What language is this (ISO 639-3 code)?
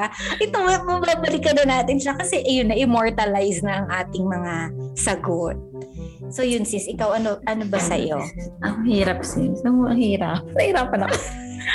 fil